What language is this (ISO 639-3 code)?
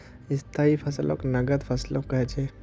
mag